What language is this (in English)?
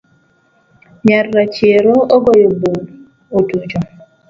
Luo (Kenya and Tanzania)